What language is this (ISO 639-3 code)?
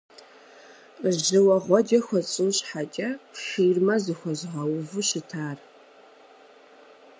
kbd